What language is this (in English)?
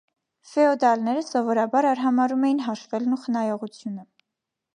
Armenian